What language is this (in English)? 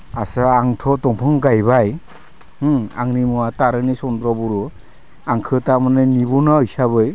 Bodo